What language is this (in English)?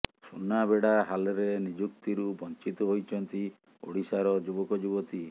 Odia